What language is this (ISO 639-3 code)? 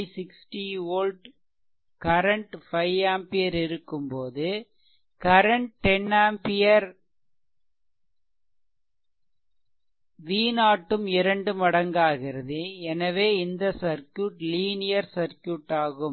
tam